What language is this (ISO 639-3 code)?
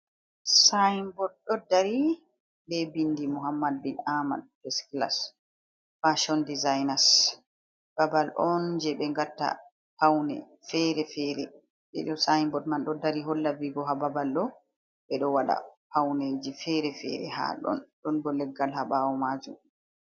ful